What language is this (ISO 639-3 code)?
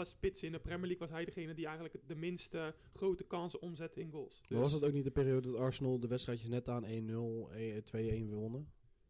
nld